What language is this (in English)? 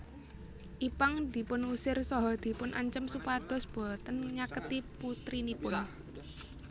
Javanese